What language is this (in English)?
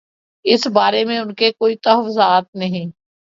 Urdu